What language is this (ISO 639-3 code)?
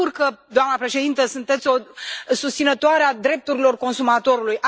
ron